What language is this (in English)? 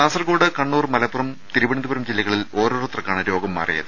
Malayalam